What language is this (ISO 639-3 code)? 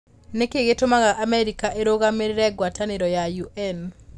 kik